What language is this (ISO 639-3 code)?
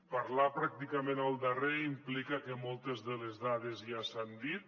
cat